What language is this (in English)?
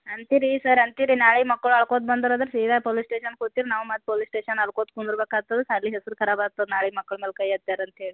Kannada